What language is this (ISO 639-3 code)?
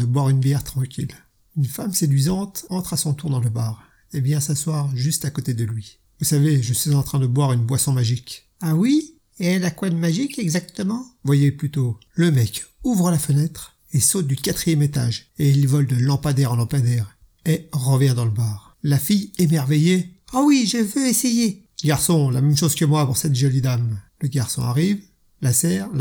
fra